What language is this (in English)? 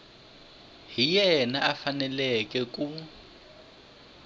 Tsonga